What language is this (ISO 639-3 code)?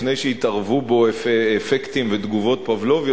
heb